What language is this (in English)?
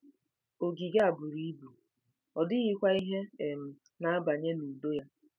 Igbo